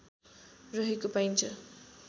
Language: Nepali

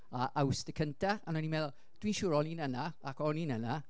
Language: Welsh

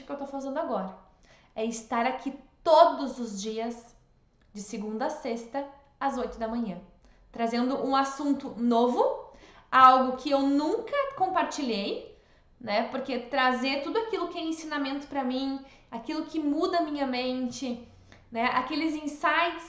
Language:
Portuguese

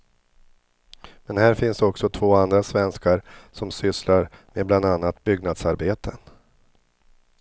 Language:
Swedish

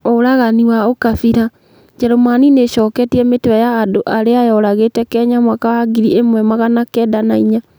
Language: Kikuyu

